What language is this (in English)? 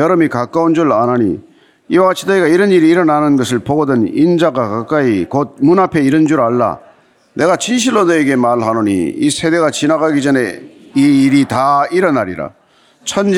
Korean